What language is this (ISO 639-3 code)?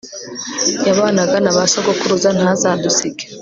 kin